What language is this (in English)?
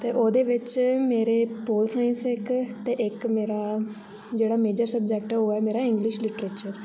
Dogri